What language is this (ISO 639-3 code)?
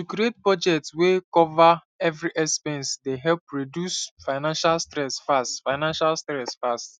pcm